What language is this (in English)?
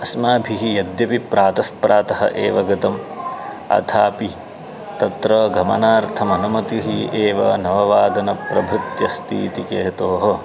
Sanskrit